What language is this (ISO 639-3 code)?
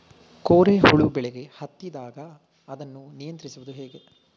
kan